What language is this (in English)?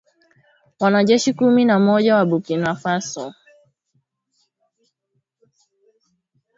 Swahili